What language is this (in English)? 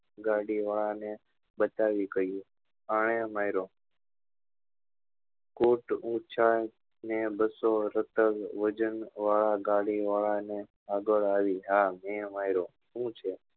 Gujarati